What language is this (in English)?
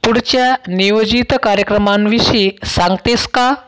Marathi